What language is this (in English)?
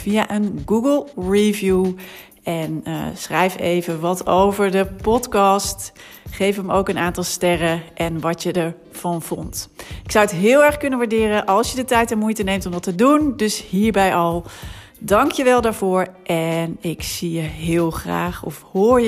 Dutch